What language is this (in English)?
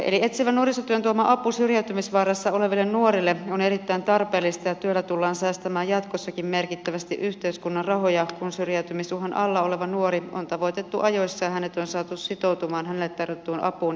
Finnish